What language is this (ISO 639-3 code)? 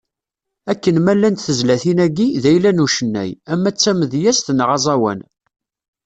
kab